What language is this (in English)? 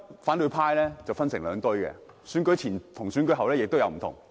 Cantonese